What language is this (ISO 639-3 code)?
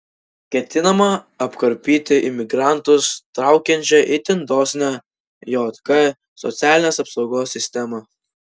lit